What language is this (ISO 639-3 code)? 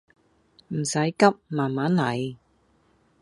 yue